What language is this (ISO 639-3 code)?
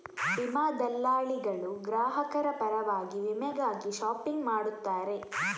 kan